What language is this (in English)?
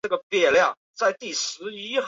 Chinese